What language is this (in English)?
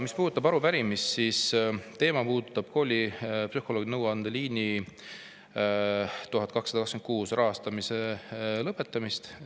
Estonian